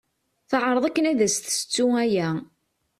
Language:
Kabyle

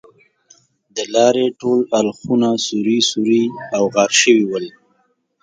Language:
Pashto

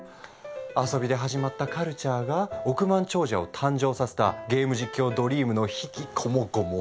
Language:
Japanese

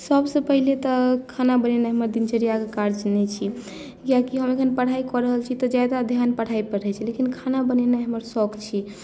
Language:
Maithili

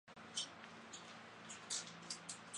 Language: Chinese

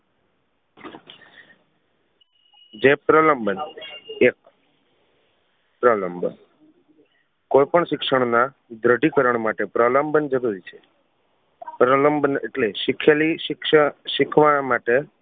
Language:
Gujarati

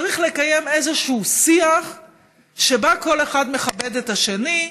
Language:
Hebrew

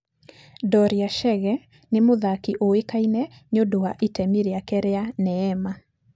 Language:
Kikuyu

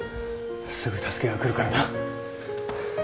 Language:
Japanese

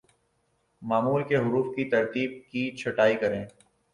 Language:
Urdu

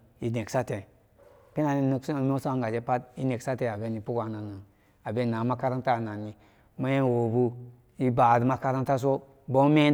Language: Samba Daka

